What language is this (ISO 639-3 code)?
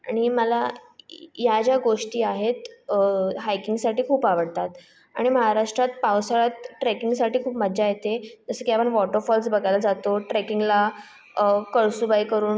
mar